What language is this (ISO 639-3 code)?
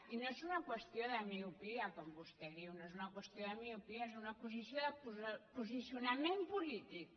cat